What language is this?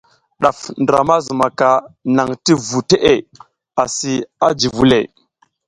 South Giziga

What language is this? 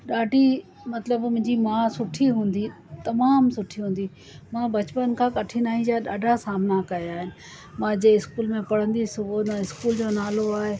Sindhi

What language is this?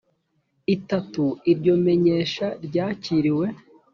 Kinyarwanda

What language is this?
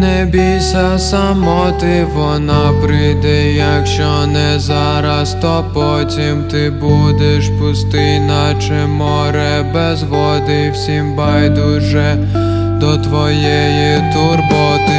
Ukrainian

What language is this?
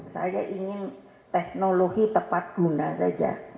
Indonesian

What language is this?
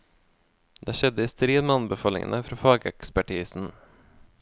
Norwegian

